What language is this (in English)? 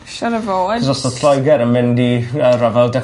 Welsh